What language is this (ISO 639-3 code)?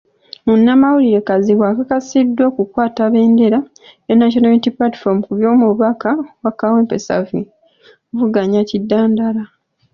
lug